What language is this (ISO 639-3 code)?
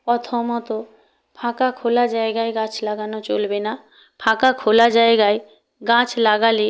ben